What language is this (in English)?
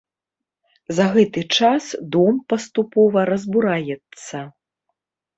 Belarusian